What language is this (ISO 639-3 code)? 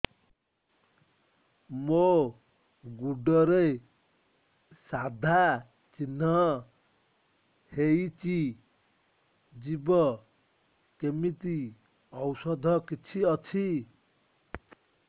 ori